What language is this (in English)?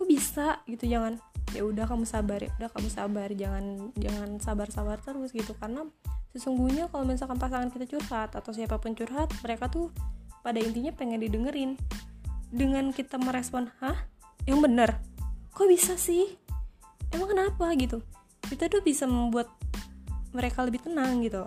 Indonesian